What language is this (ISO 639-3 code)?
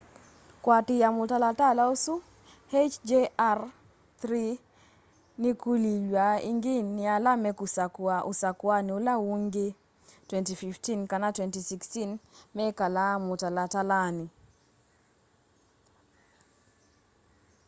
kam